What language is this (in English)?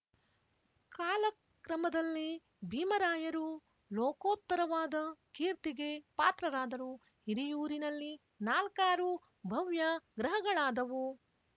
Kannada